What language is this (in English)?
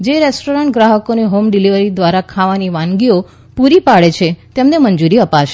Gujarati